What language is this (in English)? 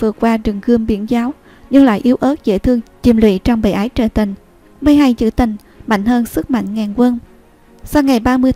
Vietnamese